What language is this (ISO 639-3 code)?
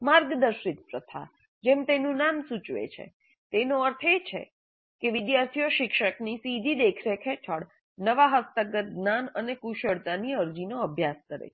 guj